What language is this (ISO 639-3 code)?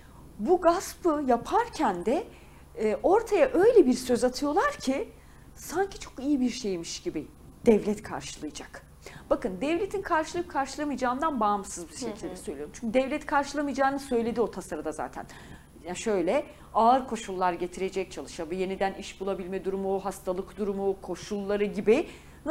tur